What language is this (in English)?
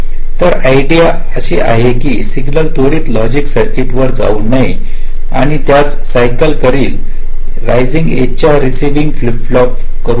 Marathi